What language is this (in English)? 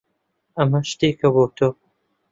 Central Kurdish